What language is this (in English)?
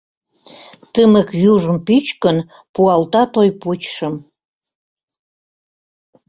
Mari